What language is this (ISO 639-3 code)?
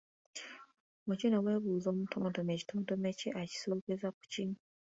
lug